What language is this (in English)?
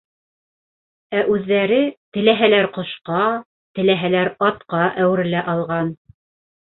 Bashkir